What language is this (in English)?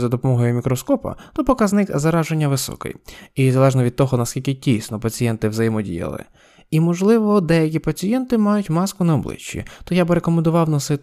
Ukrainian